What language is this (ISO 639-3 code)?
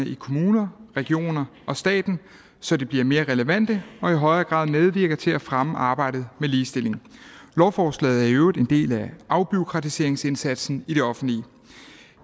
dan